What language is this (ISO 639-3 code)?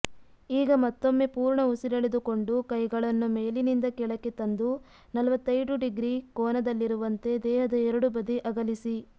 kan